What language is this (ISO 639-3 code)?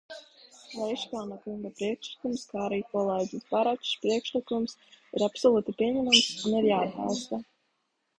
lav